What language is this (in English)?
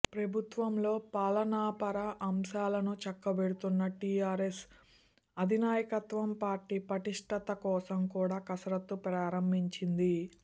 Telugu